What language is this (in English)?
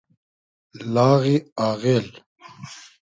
Hazaragi